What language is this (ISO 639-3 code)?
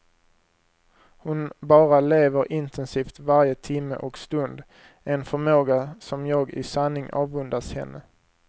swe